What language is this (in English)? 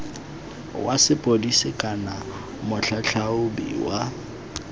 Tswana